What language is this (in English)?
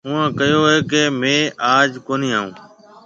Marwari (Pakistan)